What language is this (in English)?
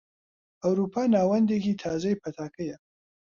Central Kurdish